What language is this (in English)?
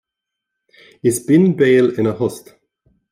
Irish